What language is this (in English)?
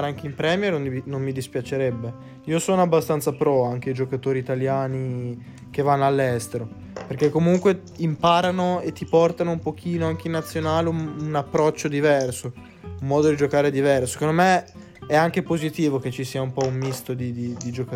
Italian